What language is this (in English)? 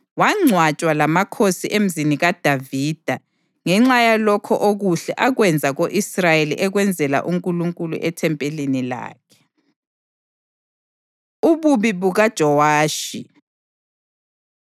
North Ndebele